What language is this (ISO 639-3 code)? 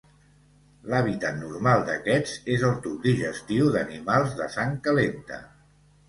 cat